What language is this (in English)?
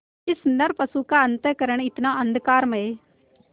Hindi